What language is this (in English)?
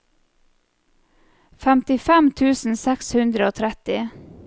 Norwegian